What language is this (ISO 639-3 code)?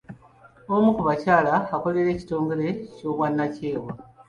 lug